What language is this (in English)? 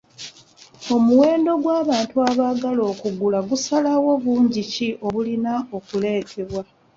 Ganda